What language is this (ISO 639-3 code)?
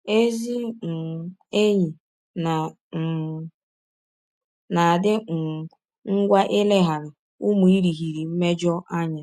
ibo